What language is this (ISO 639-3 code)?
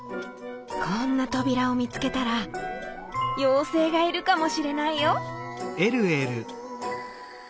jpn